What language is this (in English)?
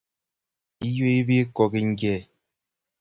Kalenjin